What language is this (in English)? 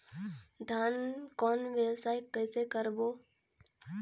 Chhattisgarhi